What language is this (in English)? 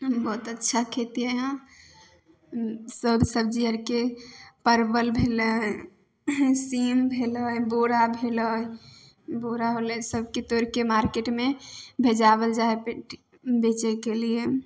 Maithili